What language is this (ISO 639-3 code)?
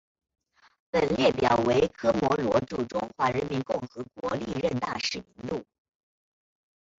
zho